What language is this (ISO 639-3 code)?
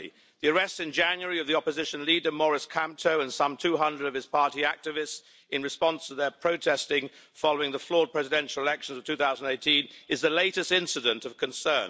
eng